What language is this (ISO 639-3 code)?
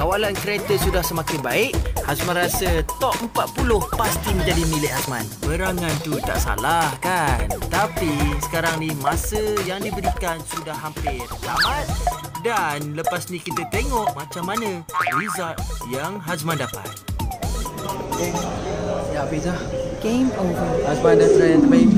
msa